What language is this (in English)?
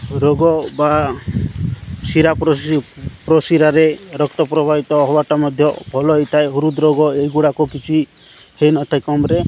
Odia